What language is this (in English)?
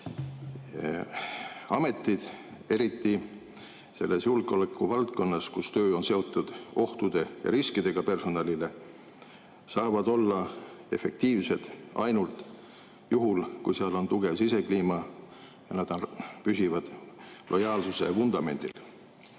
Estonian